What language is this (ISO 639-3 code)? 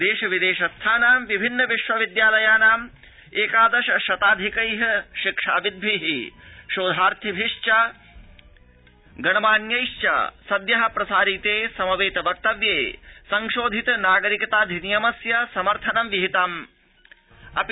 san